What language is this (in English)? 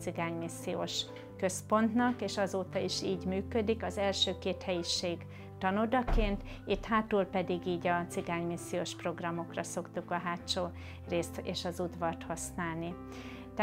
Hungarian